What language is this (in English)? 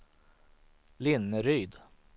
Swedish